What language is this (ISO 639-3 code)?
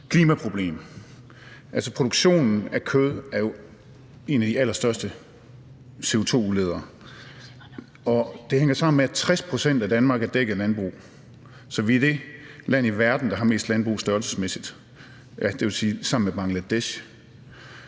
dan